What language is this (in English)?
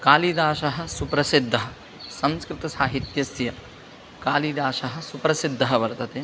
Sanskrit